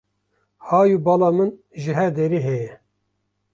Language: Kurdish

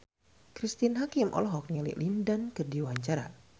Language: Sundanese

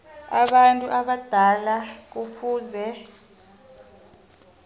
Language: South Ndebele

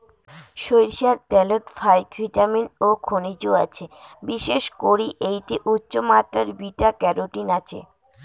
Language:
Bangla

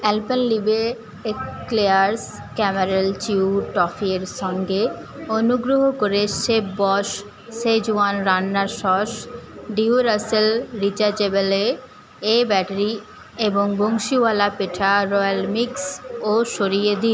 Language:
Bangla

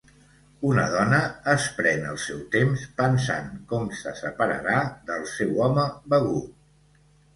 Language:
Catalan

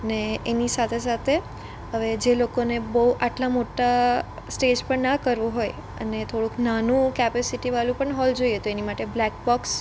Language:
Gujarati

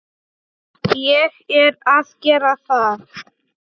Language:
Icelandic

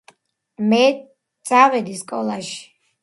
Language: Georgian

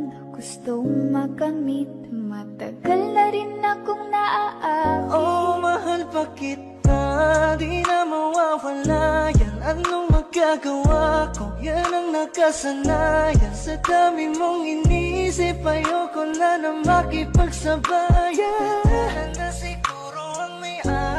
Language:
Indonesian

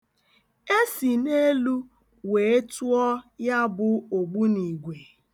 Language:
Igbo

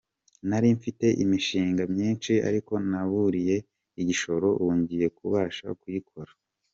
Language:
Kinyarwanda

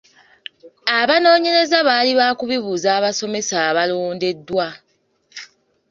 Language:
Ganda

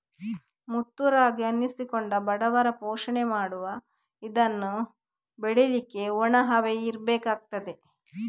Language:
Kannada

